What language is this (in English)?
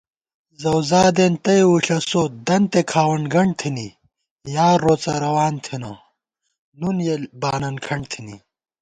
Gawar-Bati